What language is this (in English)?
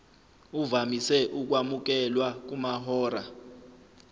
Zulu